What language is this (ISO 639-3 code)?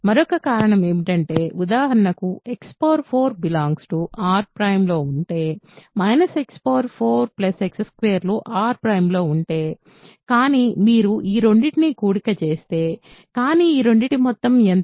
tel